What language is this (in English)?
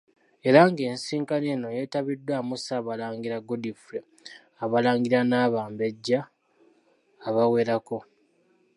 Ganda